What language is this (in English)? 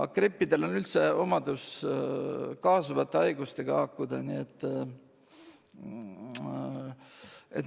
Estonian